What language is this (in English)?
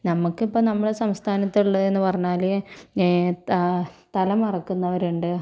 Malayalam